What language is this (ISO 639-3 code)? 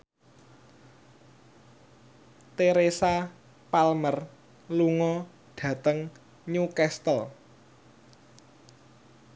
jav